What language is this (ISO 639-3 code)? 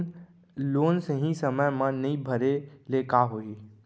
hne